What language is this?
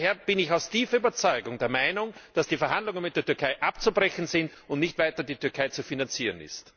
German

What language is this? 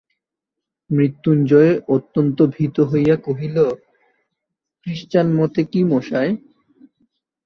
Bangla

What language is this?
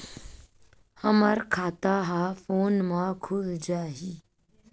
Chhattisgarhi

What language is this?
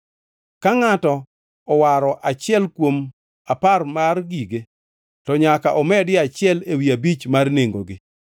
Luo (Kenya and Tanzania)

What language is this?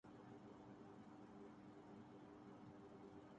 Urdu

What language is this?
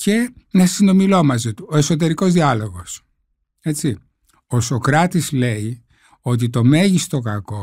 Greek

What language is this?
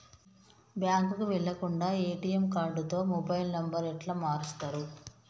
Telugu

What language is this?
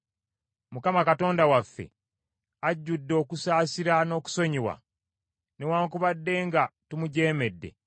Ganda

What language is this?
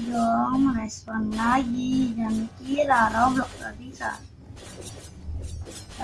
Indonesian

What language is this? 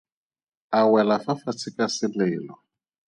Tswana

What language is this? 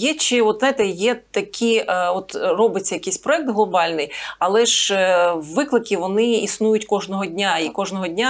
Ukrainian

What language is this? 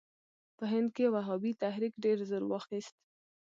Pashto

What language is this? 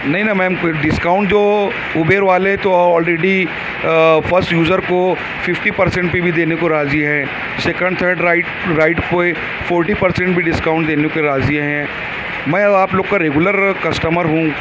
Urdu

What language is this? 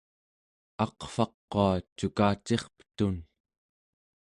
Central Yupik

